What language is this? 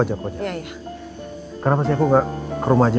Indonesian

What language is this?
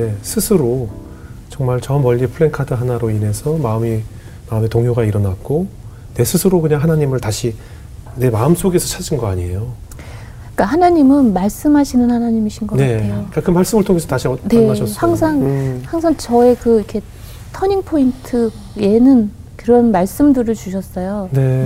Korean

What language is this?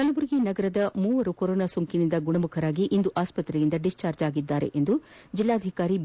Kannada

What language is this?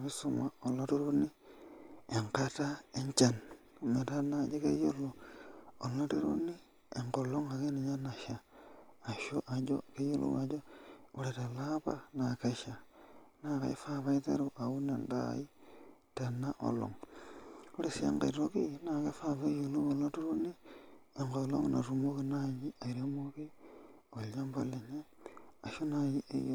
Masai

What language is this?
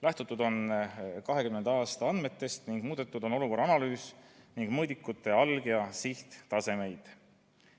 Estonian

